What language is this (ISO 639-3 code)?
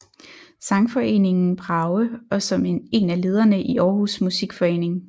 dan